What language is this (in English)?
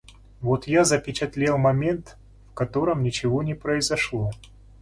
Russian